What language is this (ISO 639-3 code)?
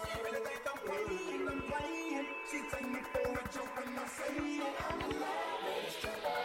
eng